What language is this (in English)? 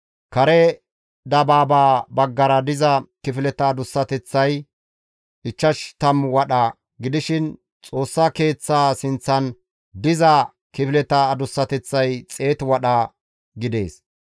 Gamo